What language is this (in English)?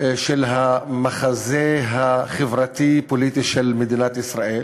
Hebrew